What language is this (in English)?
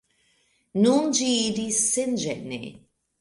Esperanto